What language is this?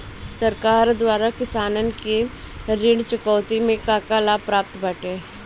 Bhojpuri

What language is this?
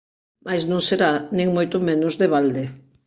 Galician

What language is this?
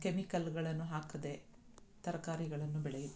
Kannada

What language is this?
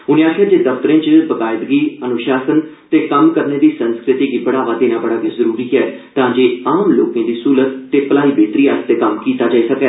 Dogri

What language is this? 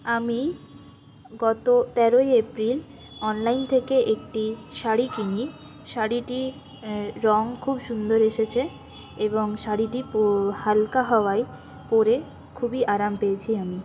Bangla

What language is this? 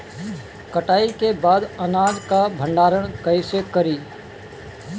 Bhojpuri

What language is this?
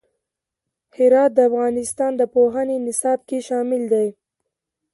Pashto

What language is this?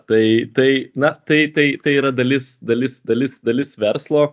Lithuanian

